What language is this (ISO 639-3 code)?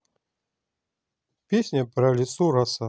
rus